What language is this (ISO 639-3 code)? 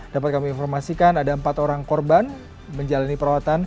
ind